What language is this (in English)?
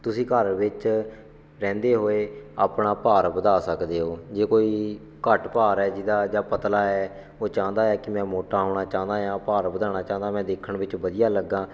Punjabi